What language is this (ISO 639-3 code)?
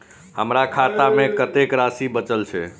mai